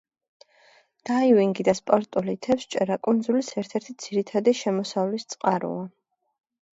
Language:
Georgian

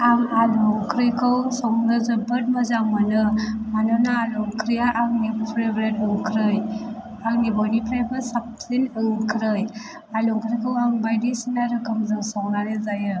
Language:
Bodo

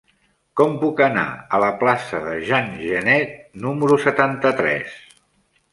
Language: Catalan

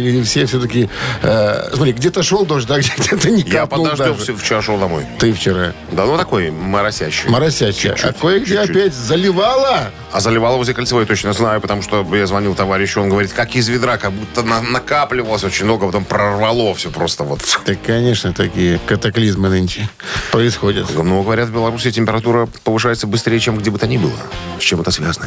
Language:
Russian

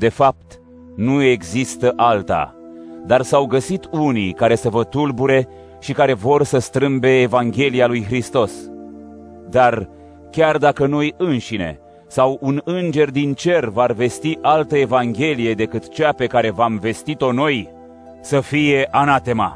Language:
Romanian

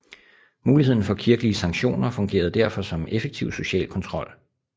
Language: Danish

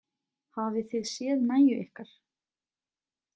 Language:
Icelandic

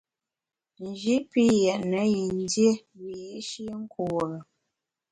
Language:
Bamun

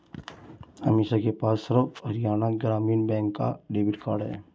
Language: Hindi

